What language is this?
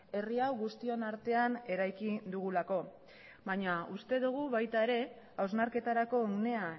Basque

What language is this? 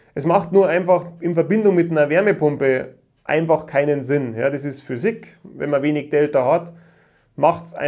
German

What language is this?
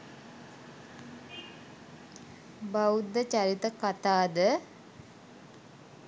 Sinhala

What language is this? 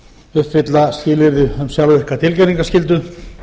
Icelandic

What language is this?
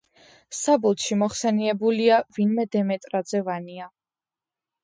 Georgian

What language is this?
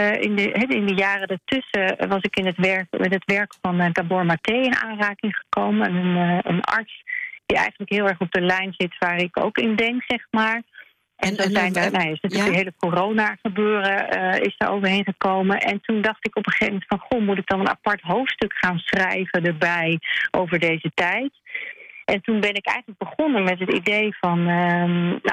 Dutch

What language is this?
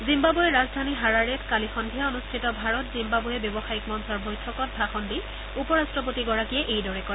Assamese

